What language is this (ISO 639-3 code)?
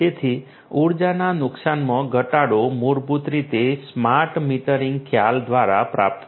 guj